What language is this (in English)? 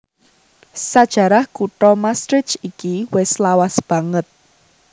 Javanese